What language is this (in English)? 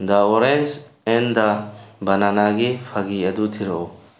Manipuri